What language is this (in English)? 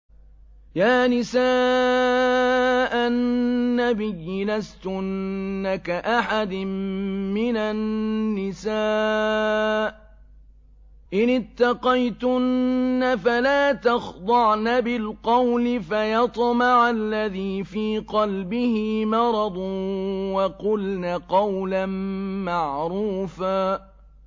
Arabic